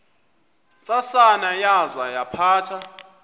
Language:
Xhosa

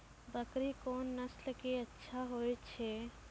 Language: Maithili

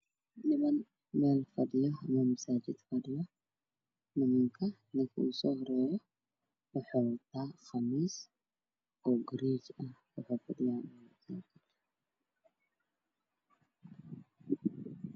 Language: Somali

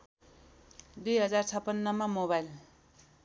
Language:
Nepali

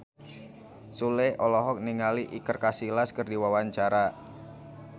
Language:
Sundanese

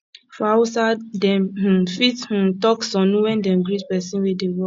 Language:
Nigerian Pidgin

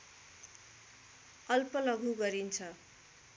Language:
Nepali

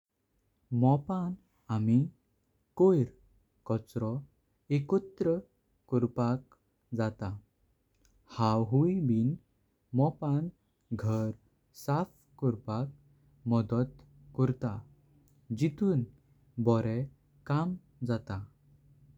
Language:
Konkani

